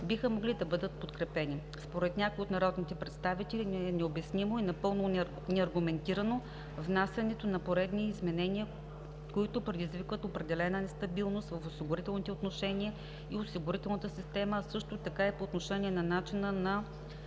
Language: Bulgarian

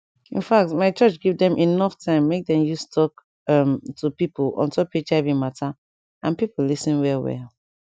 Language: Nigerian Pidgin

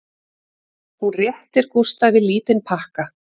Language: Icelandic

